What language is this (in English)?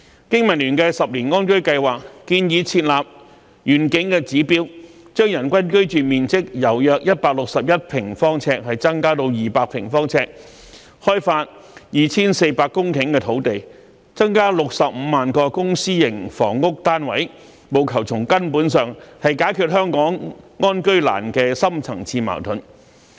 Cantonese